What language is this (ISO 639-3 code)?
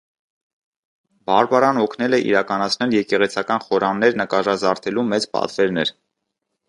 hye